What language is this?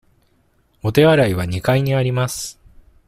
Japanese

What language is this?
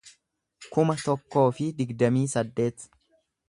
Oromo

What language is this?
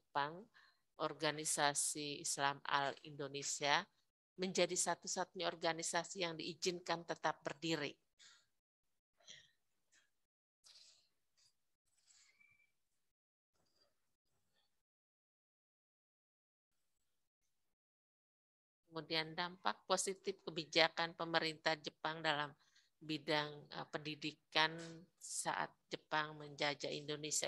Indonesian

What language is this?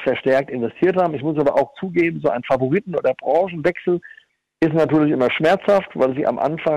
German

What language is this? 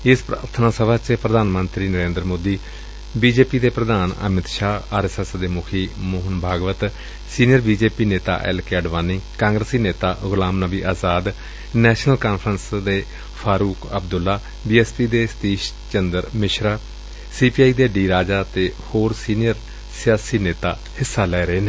Punjabi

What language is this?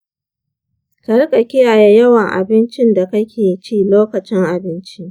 Hausa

